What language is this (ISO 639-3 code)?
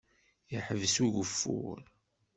kab